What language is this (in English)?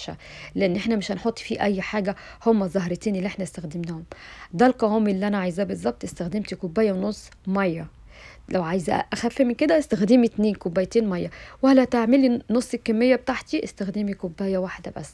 Arabic